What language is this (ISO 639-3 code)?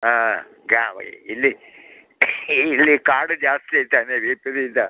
kan